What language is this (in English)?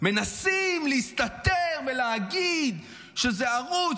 Hebrew